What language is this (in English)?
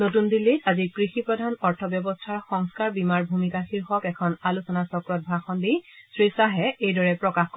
Assamese